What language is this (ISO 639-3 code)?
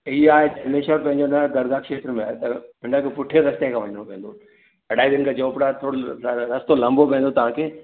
snd